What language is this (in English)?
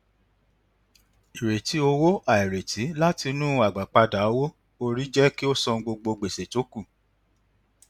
Yoruba